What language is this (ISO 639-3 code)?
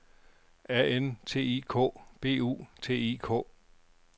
dan